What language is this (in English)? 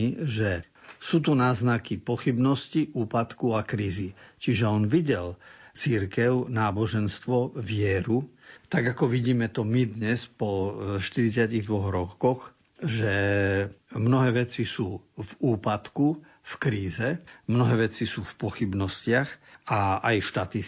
Slovak